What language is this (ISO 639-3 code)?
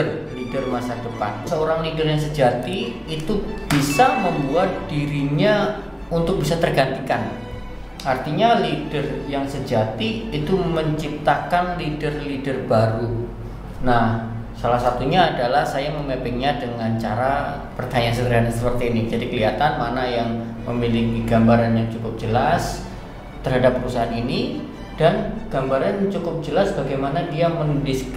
ind